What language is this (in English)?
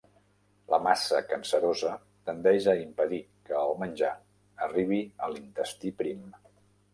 Catalan